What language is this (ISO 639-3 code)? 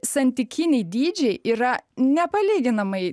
lit